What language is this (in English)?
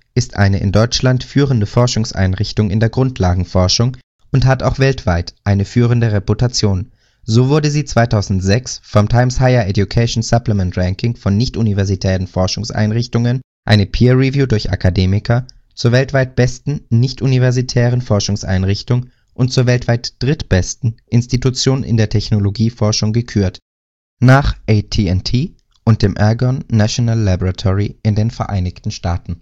German